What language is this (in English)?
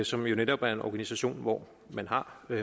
Danish